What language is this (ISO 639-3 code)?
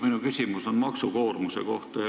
est